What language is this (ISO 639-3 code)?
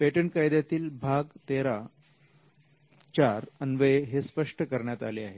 mar